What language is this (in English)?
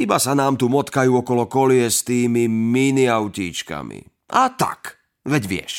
Slovak